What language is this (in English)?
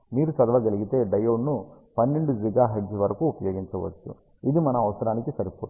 Telugu